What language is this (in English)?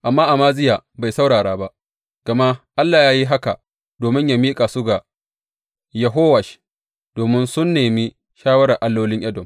Hausa